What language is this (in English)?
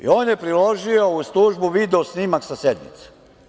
Serbian